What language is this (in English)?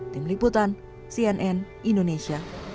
Indonesian